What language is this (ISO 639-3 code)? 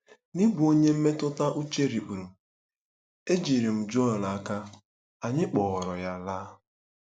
ibo